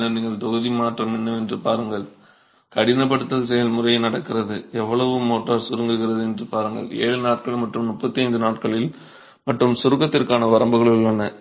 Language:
Tamil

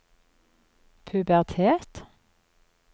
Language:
Norwegian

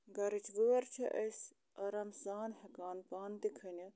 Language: Kashmiri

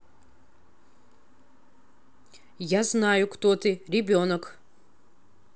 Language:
Russian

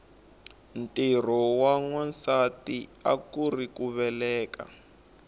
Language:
Tsonga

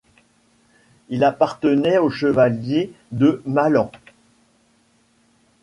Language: French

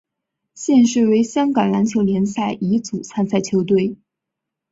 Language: Chinese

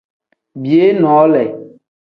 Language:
Tem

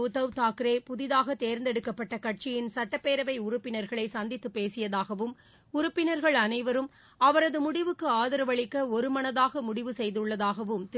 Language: Tamil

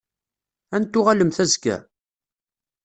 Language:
Kabyle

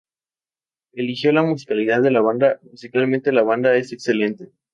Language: Spanish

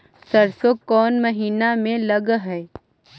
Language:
Magahi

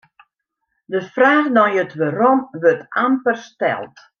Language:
Western Frisian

